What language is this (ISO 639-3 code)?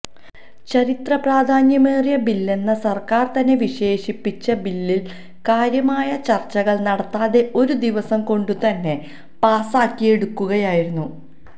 mal